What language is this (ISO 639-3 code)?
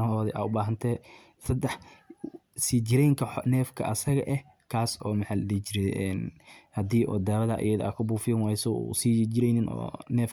som